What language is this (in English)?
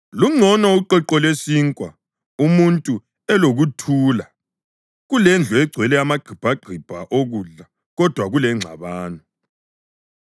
North Ndebele